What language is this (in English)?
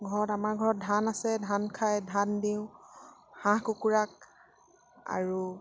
Assamese